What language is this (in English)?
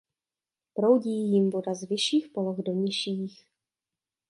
Czech